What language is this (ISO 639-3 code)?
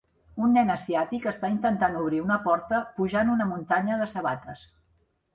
cat